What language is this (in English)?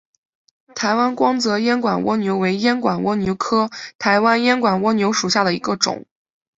Chinese